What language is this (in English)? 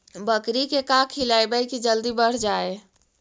Magahi